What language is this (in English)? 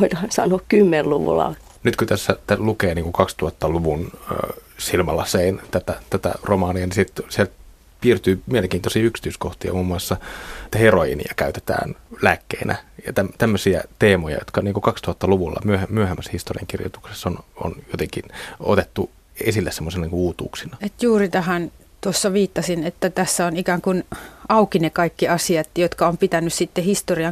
Finnish